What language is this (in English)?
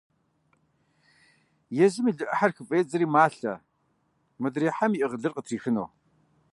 Kabardian